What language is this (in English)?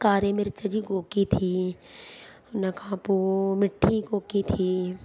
Sindhi